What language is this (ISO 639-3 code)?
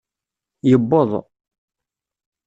kab